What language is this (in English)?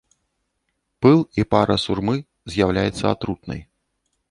Belarusian